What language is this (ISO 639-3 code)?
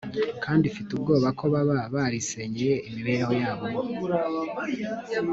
kin